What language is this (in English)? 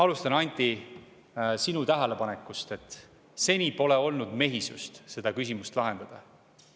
Estonian